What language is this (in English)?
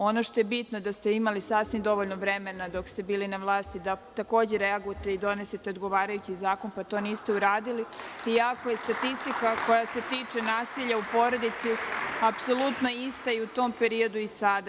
Serbian